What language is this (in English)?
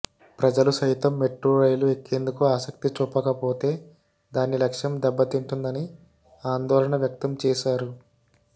Telugu